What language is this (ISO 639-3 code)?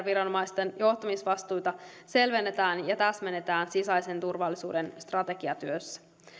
fin